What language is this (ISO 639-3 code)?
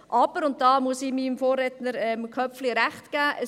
gsw